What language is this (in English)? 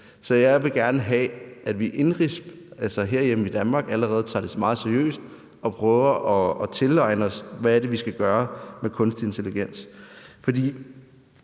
Danish